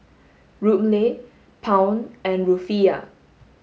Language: English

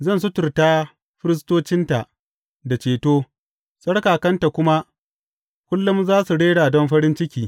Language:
Hausa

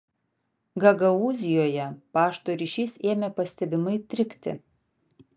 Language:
Lithuanian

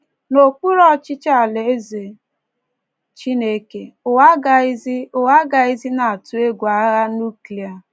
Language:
Igbo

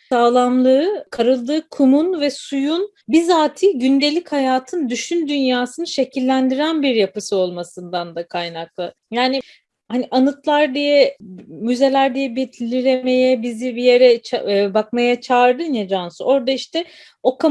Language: Turkish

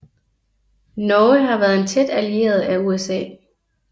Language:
Danish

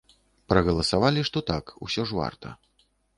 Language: Belarusian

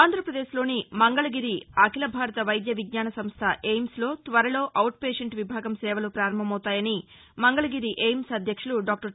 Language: Telugu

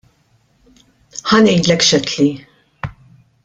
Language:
Maltese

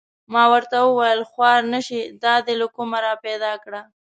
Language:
Pashto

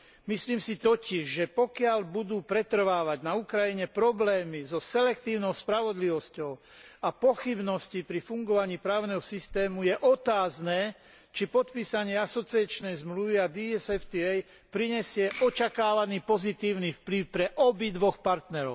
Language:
Slovak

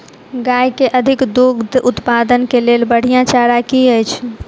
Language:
Maithili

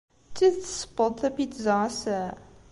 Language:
Kabyle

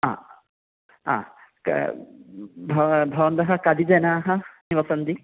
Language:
Sanskrit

